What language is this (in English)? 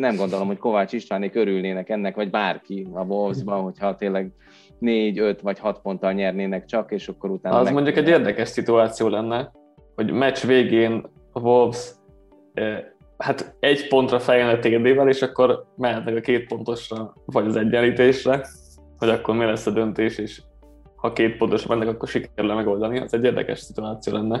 Hungarian